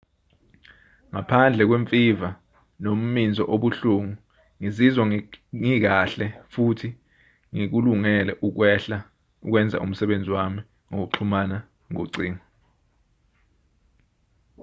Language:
Zulu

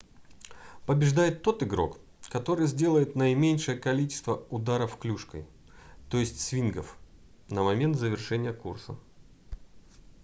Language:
Russian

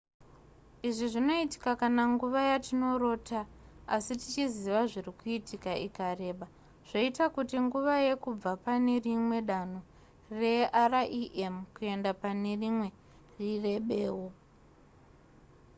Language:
Shona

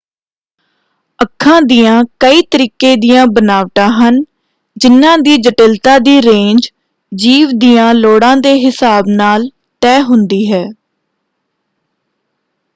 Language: Punjabi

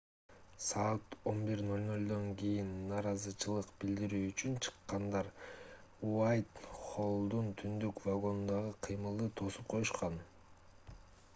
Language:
Kyrgyz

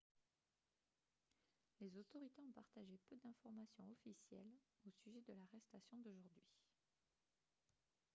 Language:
French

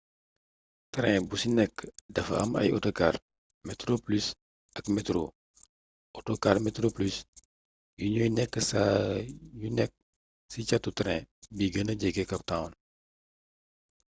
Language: Wolof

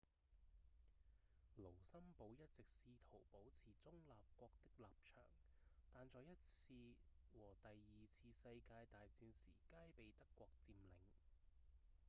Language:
Cantonese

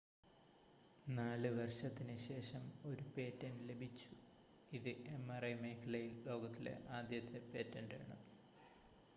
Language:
Malayalam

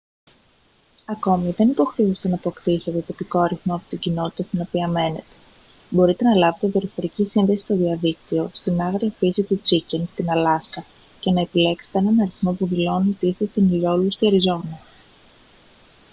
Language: Greek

